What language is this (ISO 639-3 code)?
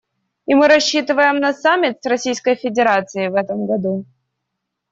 rus